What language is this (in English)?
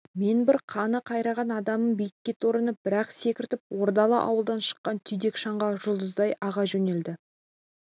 Kazakh